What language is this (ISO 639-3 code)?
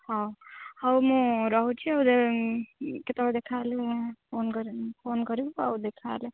ori